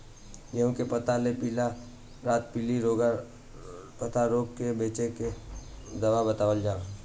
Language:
Bhojpuri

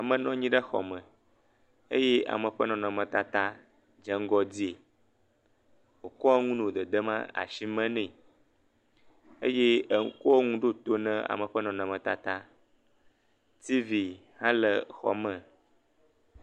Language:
Ewe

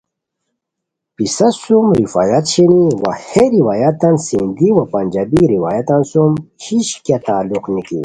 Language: Khowar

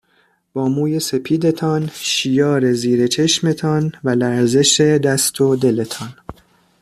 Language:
Persian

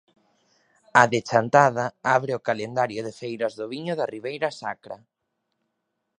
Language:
Galician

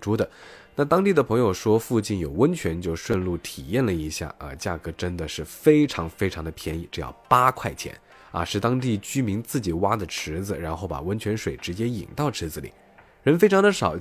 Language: Chinese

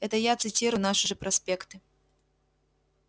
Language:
Russian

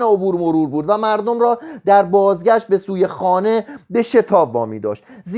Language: Persian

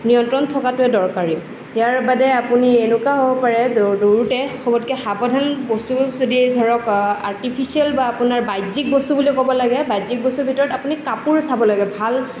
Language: Assamese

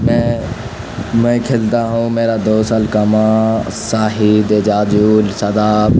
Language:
Urdu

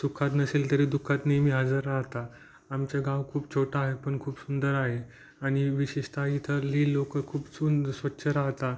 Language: Marathi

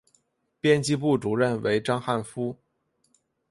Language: Chinese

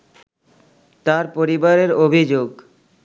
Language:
Bangla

